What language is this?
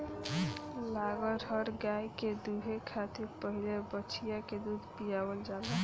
Bhojpuri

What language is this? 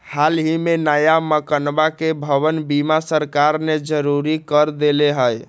Magahi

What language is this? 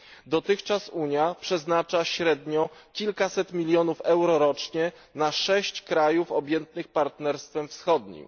Polish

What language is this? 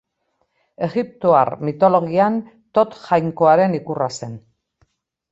Basque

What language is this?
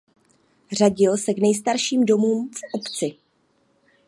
Czech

